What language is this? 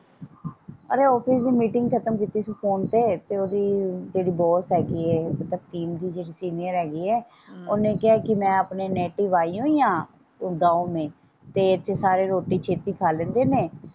Punjabi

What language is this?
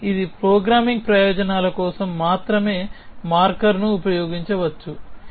Telugu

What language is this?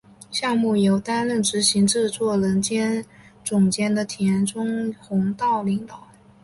Chinese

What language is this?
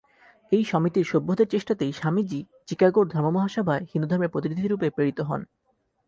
Bangla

